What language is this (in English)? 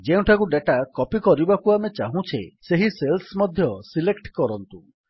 Odia